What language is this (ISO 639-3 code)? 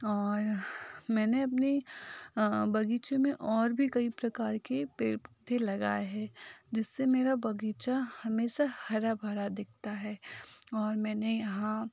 hin